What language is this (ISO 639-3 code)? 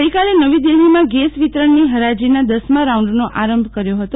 guj